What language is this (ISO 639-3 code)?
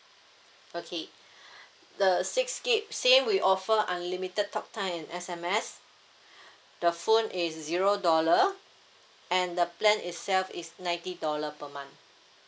eng